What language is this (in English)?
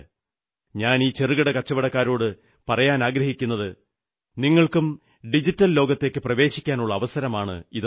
Malayalam